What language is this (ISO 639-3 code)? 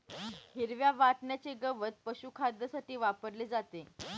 mar